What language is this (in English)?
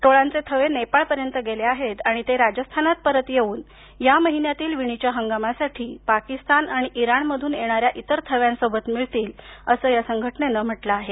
Marathi